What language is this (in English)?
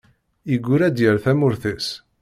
Kabyle